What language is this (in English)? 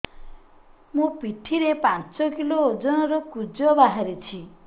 Odia